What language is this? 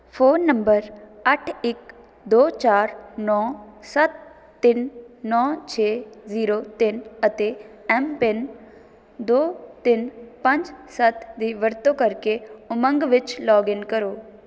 Punjabi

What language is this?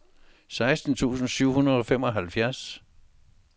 Danish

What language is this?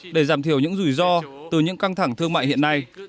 Vietnamese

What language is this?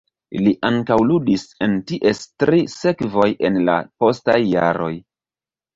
Esperanto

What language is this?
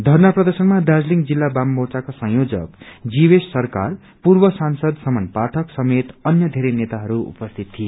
Nepali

